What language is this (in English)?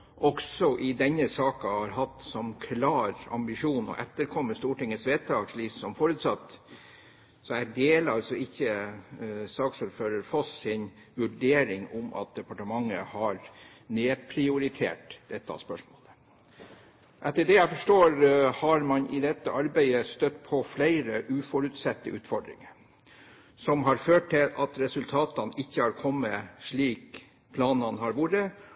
Norwegian Bokmål